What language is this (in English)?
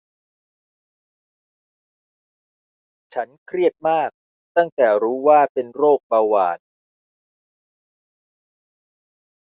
Thai